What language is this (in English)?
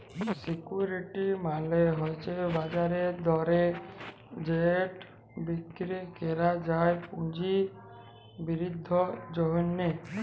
Bangla